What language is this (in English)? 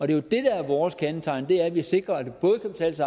Danish